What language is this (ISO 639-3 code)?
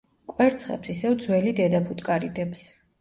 kat